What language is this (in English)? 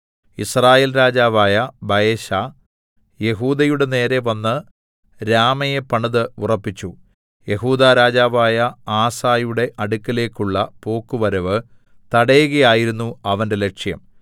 Malayalam